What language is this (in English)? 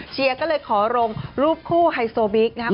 Thai